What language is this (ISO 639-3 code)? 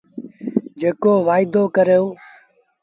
sbn